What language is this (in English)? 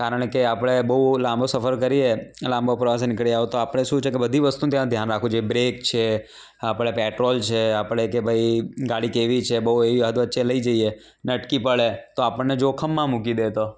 Gujarati